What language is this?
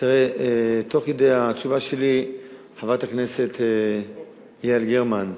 Hebrew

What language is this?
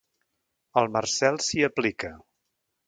Catalan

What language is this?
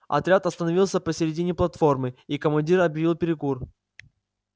Russian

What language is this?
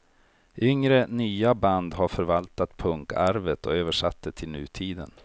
Swedish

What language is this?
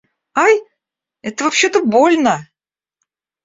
Russian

